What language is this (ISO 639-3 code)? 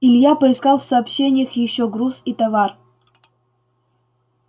rus